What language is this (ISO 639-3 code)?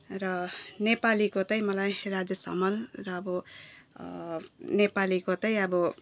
nep